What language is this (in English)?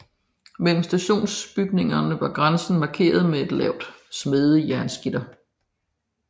Danish